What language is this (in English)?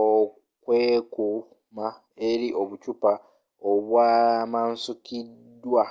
Ganda